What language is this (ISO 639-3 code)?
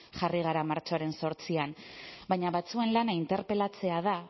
eus